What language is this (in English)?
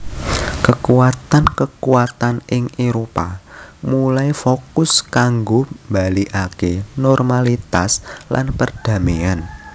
Javanese